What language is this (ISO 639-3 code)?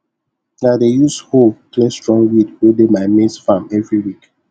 pcm